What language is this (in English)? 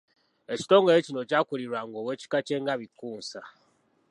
Ganda